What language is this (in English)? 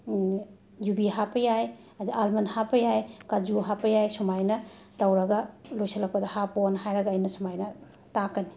Manipuri